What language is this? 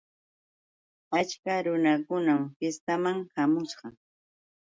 Yauyos Quechua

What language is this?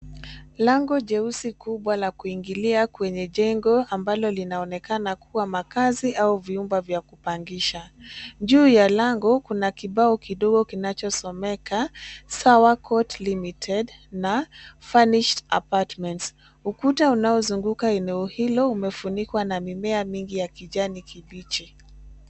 Swahili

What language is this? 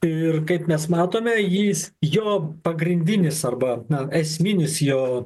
Lithuanian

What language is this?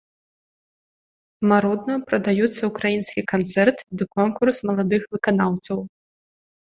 Belarusian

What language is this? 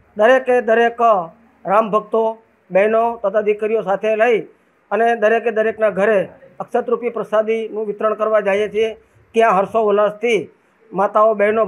Gujarati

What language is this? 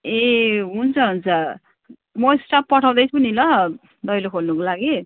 Nepali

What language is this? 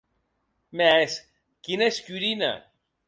Occitan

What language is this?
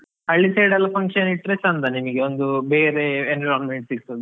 Kannada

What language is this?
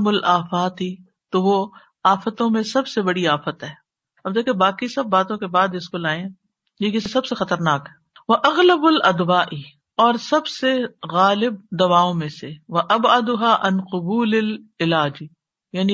Urdu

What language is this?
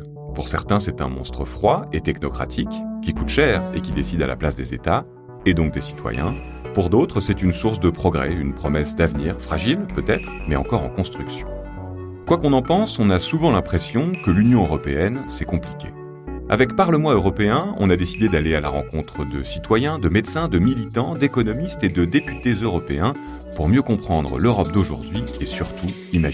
French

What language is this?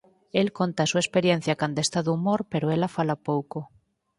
Galician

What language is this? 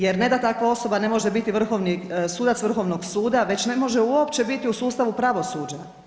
Croatian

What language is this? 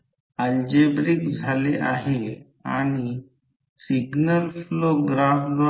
Marathi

